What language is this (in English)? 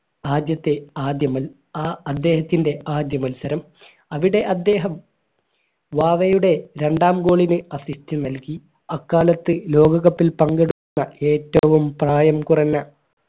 Malayalam